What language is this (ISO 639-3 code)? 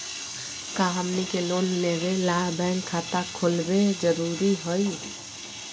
mag